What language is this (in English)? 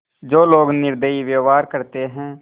Hindi